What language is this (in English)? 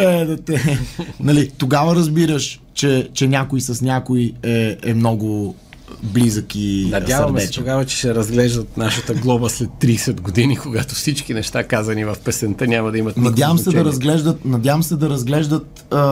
Bulgarian